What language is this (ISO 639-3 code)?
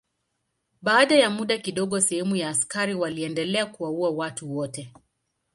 swa